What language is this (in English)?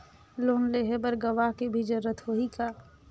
Chhattisgarhi